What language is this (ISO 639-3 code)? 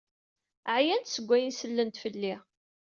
kab